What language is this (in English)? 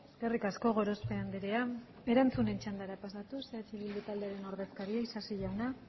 Basque